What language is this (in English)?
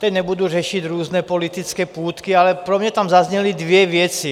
Czech